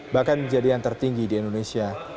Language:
Indonesian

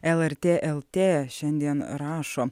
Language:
Lithuanian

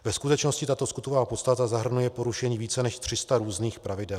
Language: Czech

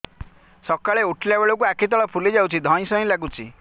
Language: Odia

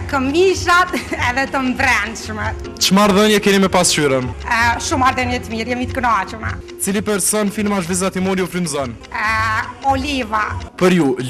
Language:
Romanian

